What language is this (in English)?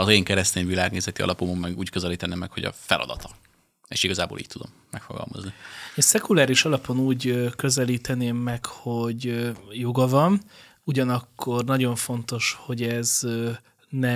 Hungarian